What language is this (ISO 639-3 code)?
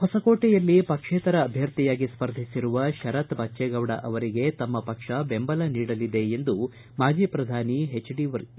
kan